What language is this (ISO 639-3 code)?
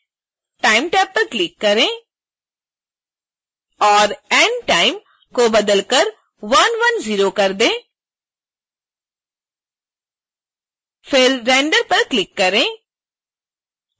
hin